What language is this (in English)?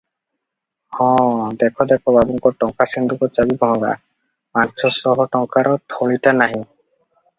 Odia